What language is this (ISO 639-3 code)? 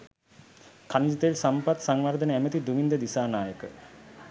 sin